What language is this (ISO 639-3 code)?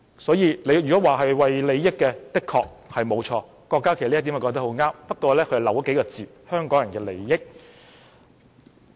yue